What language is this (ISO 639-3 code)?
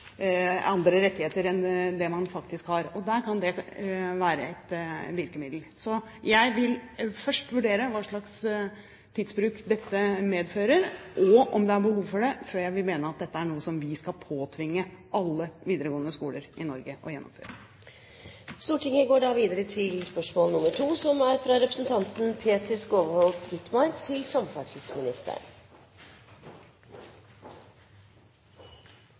nob